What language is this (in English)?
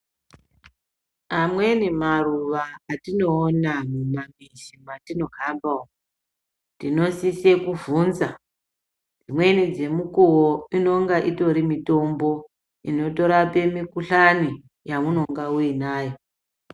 Ndau